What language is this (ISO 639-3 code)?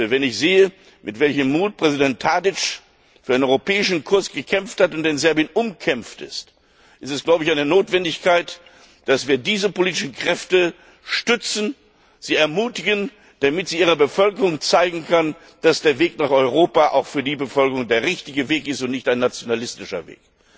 deu